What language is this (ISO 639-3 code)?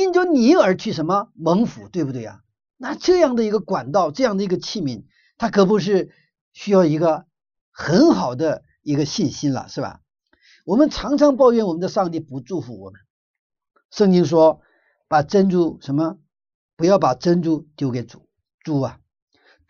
zho